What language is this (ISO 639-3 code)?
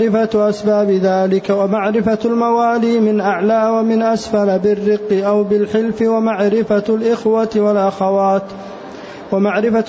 ara